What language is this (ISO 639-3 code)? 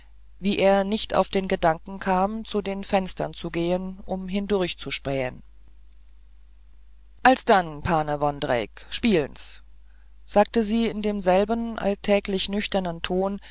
deu